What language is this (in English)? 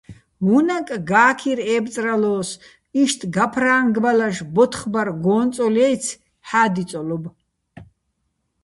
Bats